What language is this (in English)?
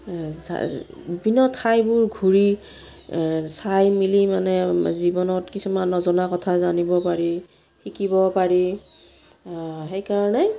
Assamese